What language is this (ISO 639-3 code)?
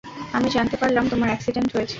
ben